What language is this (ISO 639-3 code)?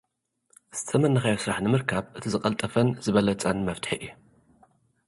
tir